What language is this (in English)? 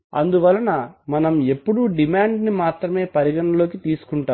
Telugu